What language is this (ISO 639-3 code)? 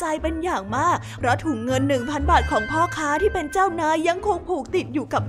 tha